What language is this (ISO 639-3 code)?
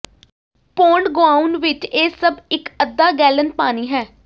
pan